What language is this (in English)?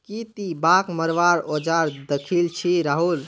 Magahi